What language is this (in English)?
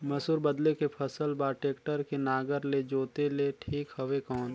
Chhattisgarhi